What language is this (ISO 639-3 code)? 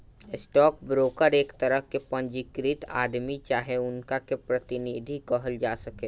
bho